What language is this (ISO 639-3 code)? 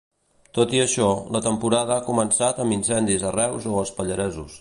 cat